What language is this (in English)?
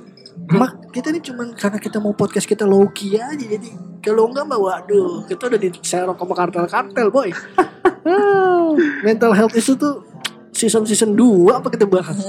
Indonesian